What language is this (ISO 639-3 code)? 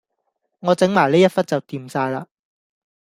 yue